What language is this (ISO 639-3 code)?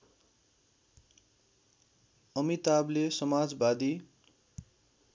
nep